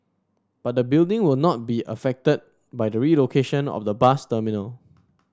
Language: English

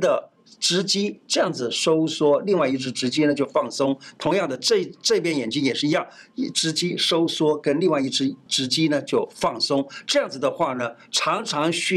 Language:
Chinese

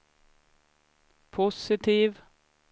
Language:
Swedish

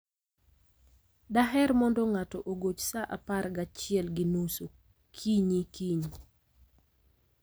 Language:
Luo (Kenya and Tanzania)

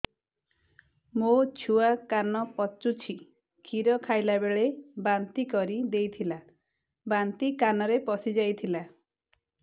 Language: Odia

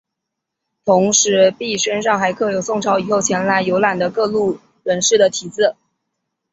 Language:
Chinese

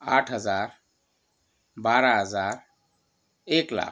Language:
Marathi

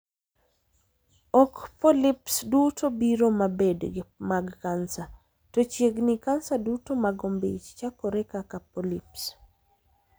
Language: Luo (Kenya and Tanzania)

